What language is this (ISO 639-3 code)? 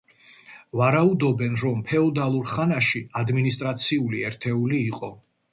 kat